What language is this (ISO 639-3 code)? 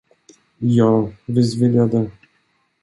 swe